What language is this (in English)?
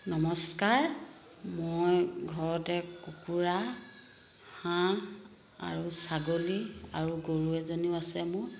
Assamese